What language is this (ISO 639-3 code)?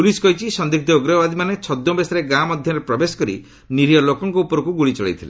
ori